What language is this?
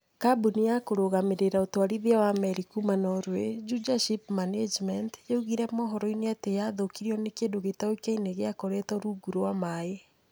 Kikuyu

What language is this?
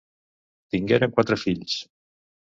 Catalan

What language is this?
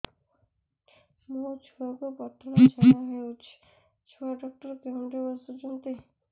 Odia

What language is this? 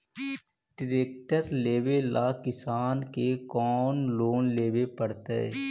Magahi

